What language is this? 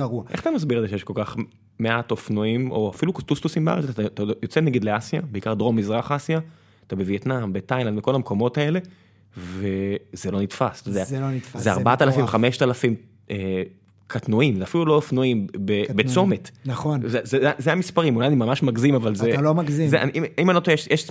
Hebrew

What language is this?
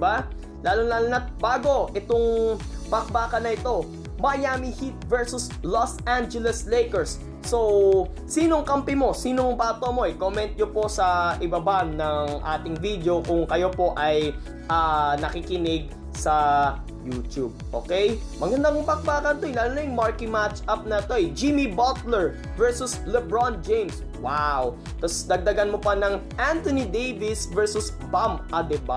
Filipino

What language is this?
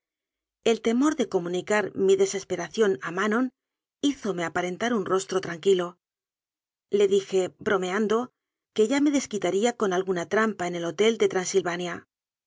Spanish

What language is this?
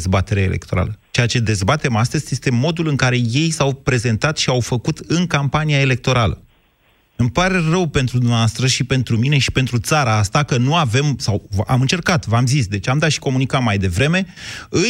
Romanian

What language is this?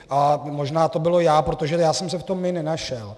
Czech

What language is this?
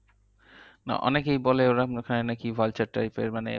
Bangla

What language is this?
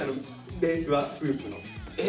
Japanese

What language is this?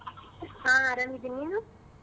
Kannada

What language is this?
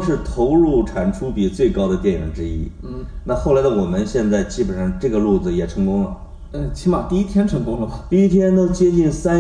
Chinese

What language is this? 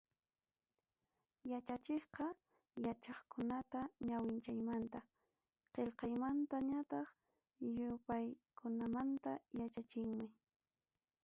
Ayacucho Quechua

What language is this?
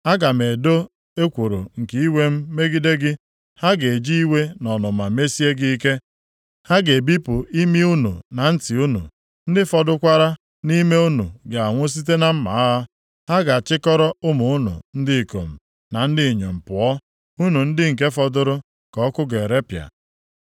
Igbo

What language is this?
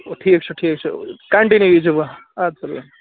Kashmiri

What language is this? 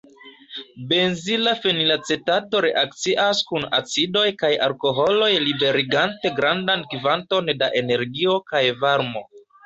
Esperanto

